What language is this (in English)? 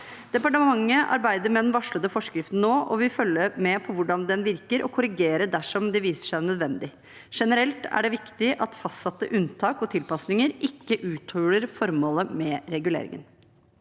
Norwegian